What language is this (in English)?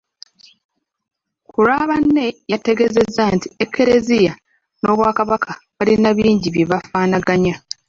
Ganda